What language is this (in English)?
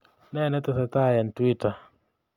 Kalenjin